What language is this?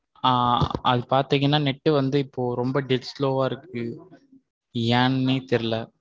Tamil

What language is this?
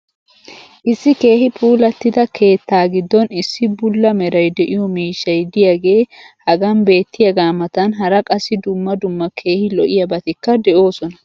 Wolaytta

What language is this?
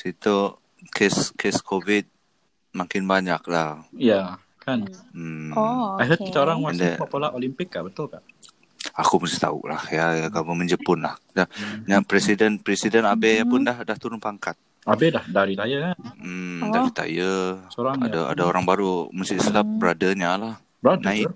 Malay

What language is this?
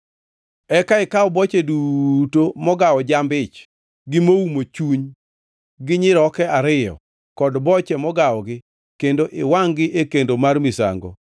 Luo (Kenya and Tanzania)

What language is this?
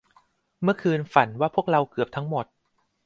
Thai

